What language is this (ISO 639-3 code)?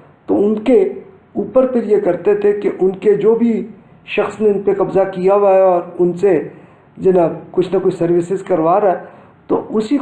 urd